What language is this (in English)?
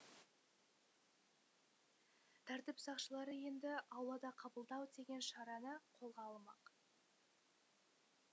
Kazakh